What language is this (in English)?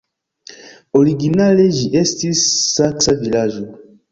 Esperanto